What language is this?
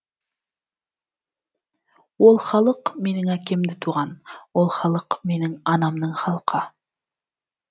Kazakh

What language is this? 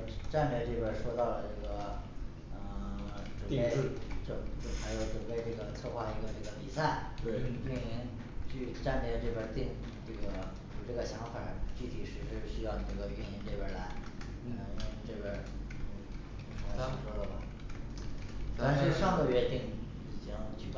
Chinese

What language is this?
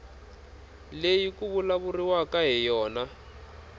Tsonga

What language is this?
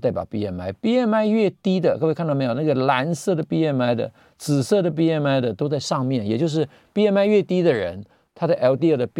Chinese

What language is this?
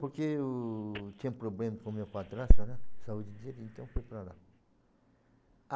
Portuguese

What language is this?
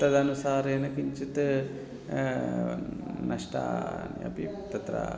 Sanskrit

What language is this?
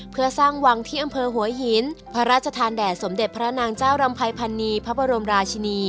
Thai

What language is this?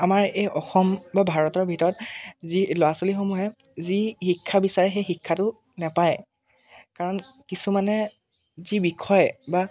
Assamese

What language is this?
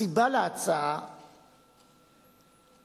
Hebrew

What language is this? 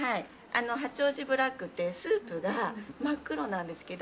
Japanese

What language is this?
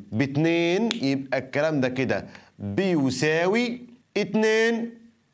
Arabic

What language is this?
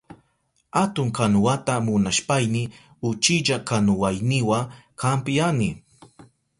Southern Pastaza Quechua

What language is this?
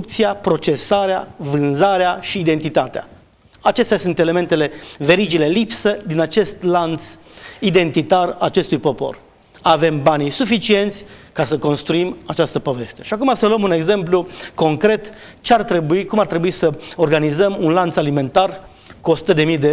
Romanian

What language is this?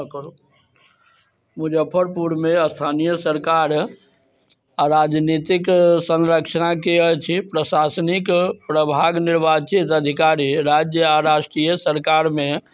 Maithili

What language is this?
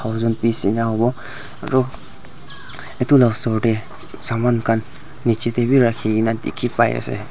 Naga Pidgin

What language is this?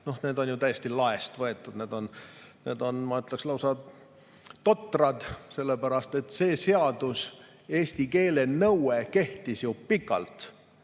Estonian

